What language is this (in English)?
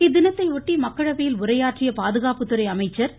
Tamil